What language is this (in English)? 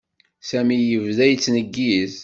Kabyle